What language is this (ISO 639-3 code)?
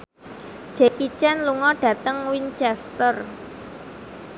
jav